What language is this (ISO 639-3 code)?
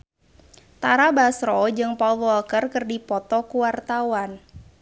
sun